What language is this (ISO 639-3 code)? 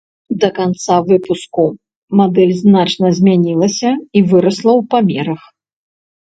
bel